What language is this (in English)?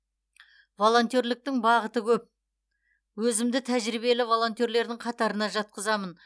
Kazakh